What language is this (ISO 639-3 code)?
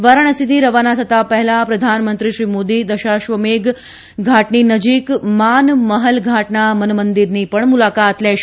guj